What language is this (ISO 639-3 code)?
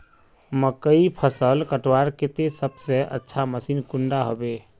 mag